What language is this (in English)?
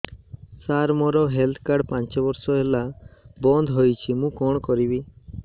Odia